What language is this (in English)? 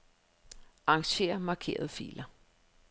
Danish